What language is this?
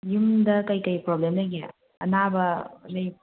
Manipuri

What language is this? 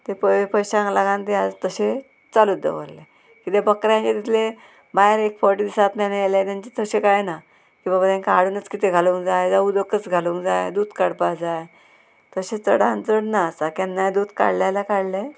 Konkani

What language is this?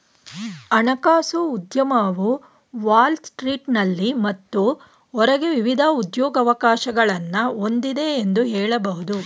Kannada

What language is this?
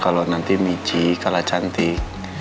Indonesian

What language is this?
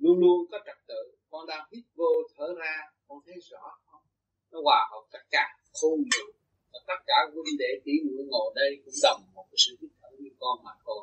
Vietnamese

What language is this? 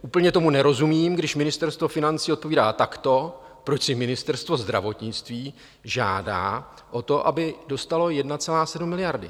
Czech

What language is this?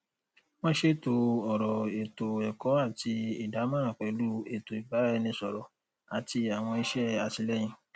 Yoruba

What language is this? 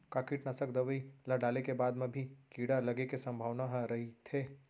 Chhattisgarhi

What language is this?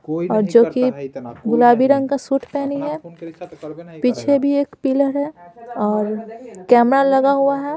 Hindi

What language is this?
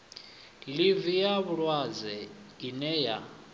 Venda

